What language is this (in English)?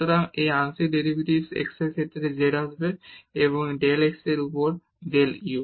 Bangla